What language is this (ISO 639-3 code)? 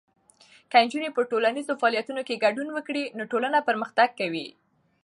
pus